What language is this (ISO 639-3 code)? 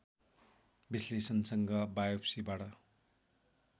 nep